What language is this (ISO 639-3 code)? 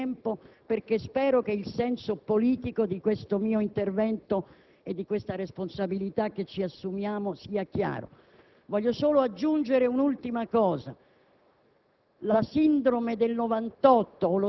ita